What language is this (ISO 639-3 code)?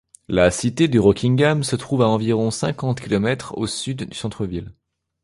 fra